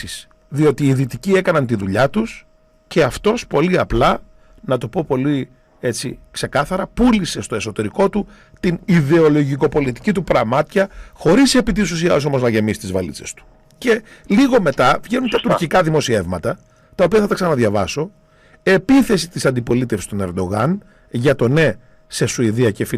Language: Greek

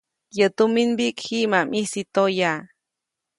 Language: Copainalá Zoque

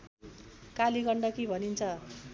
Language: Nepali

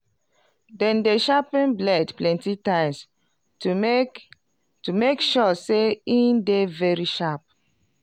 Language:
Nigerian Pidgin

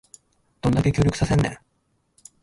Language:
Japanese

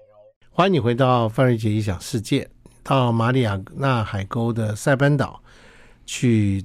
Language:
Chinese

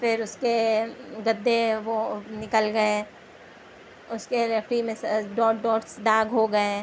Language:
Urdu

